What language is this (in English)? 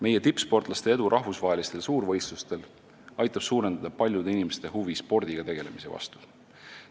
Estonian